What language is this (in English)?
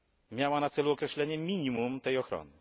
Polish